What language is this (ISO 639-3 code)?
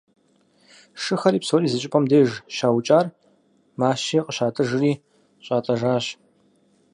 kbd